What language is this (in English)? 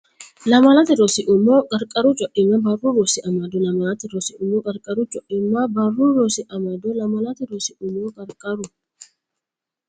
Sidamo